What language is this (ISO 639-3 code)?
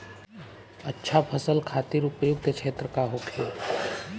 bho